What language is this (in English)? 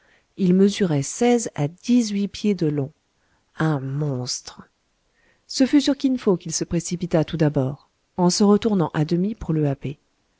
French